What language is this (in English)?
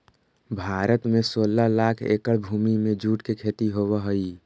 Magahi